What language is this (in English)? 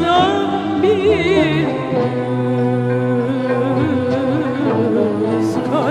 Arabic